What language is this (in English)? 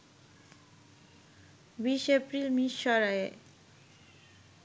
Bangla